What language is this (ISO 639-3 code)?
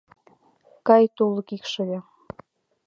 chm